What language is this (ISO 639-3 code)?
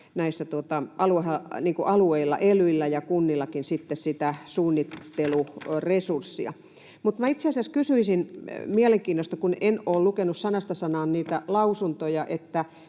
fin